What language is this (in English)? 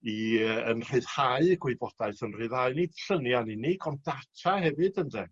Welsh